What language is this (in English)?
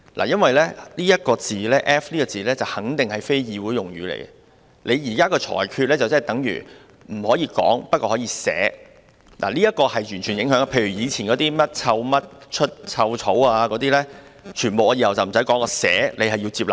Cantonese